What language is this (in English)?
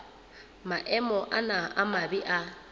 Southern Sotho